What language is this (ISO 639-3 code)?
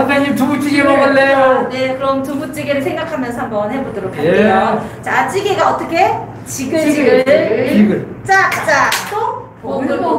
kor